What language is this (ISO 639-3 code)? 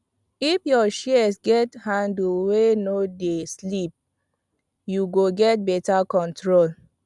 pcm